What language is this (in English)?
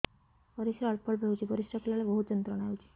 Odia